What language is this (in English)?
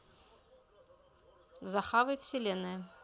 Russian